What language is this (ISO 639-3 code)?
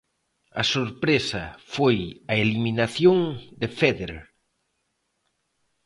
glg